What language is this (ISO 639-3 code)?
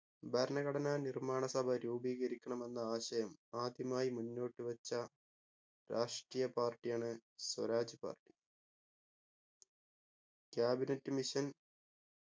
mal